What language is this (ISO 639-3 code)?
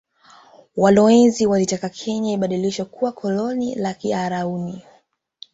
swa